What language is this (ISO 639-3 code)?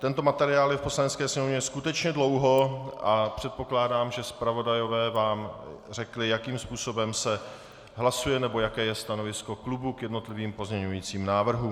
ces